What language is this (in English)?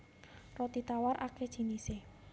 Javanese